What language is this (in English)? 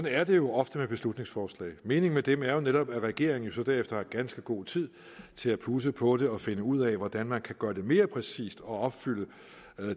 Danish